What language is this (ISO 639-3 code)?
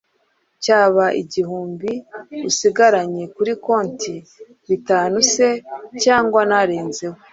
kin